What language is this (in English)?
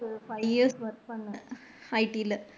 Tamil